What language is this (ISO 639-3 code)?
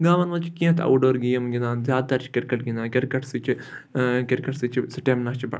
kas